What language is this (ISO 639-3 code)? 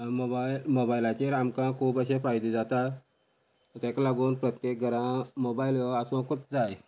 kok